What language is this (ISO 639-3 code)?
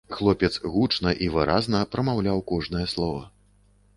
bel